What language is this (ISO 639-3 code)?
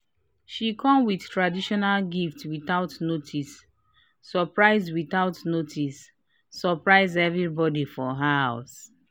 pcm